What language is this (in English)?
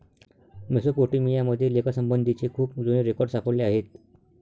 Marathi